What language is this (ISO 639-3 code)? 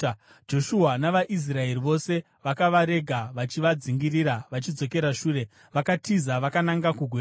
sna